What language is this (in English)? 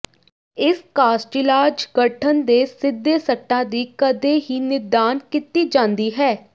Punjabi